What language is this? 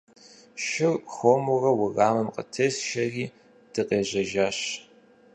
Kabardian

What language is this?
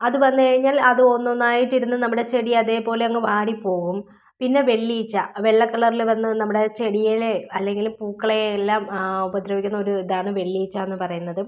Malayalam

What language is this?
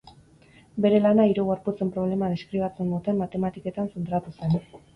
Basque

